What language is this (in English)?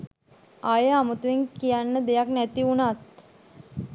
Sinhala